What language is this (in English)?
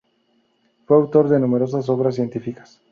Spanish